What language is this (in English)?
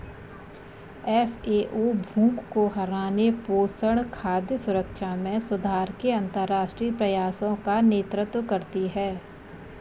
Hindi